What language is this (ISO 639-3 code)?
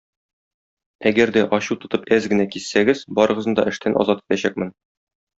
tat